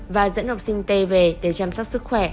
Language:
Vietnamese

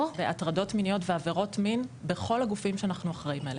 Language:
Hebrew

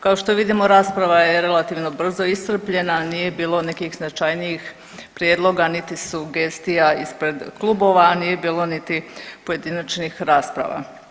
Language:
Croatian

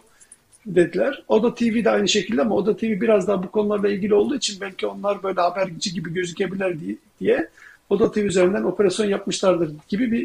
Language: Turkish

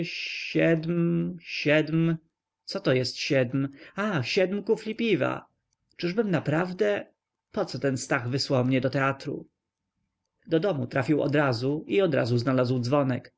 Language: Polish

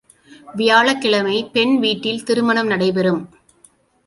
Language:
Tamil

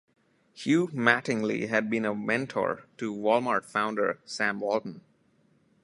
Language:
English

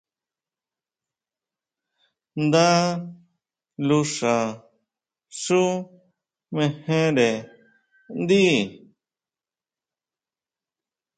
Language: Huautla Mazatec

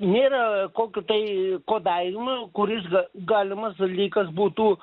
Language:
Lithuanian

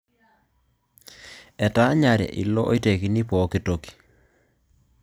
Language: Masai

